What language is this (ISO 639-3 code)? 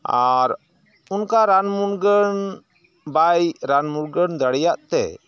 sat